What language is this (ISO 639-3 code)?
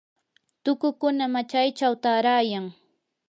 qur